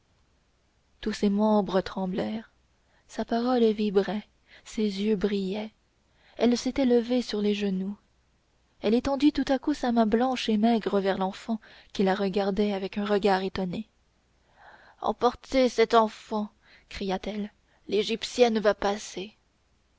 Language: French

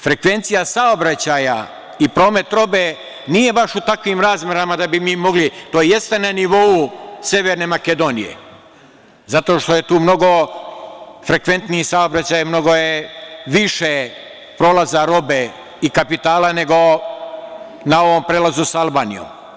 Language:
Serbian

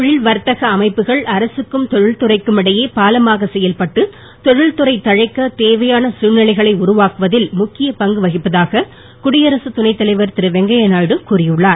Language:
Tamil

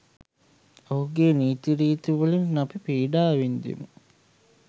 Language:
Sinhala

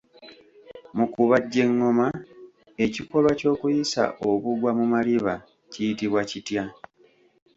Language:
Ganda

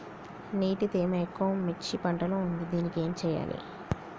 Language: Telugu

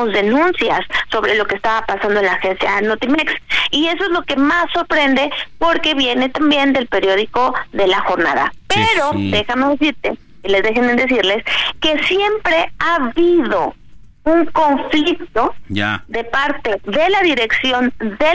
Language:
Spanish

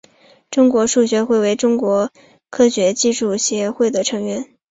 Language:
Chinese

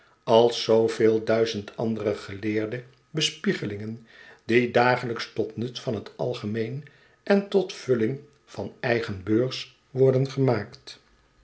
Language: Dutch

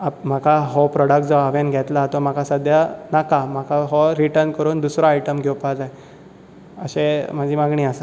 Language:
Konkani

